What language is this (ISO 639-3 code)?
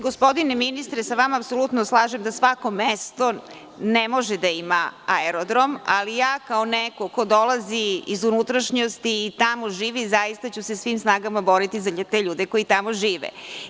srp